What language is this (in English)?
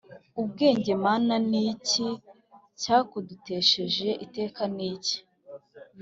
Kinyarwanda